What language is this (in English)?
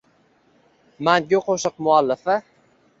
Uzbek